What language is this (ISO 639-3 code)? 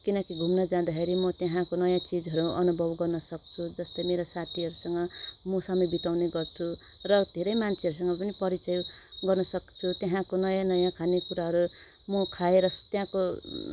nep